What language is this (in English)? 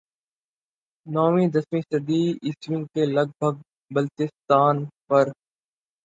Urdu